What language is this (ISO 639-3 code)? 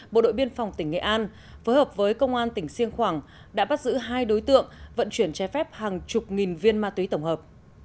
vie